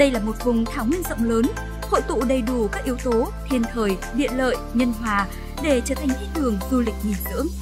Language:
Vietnamese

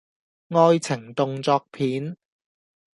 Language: Cantonese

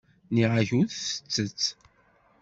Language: Kabyle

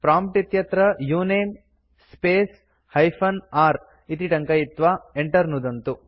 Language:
Sanskrit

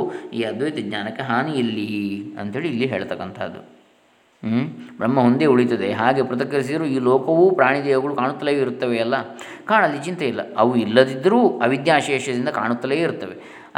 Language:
Kannada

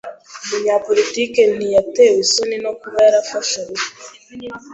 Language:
Kinyarwanda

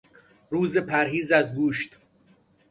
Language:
Persian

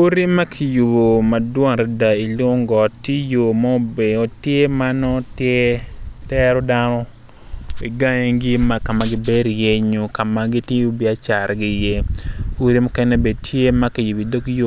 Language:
Acoli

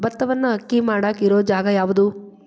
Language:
Kannada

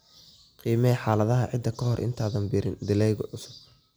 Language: Somali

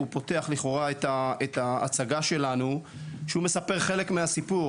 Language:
Hebrew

